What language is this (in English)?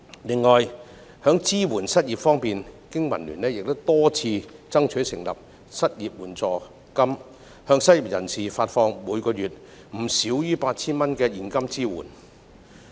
Cantonese